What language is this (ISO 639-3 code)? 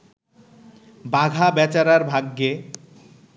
ben